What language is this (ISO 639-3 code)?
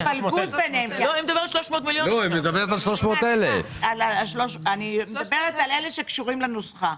heb